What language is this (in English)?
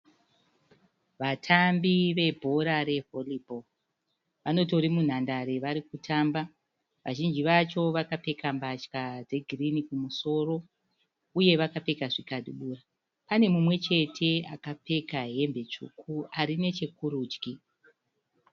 Shona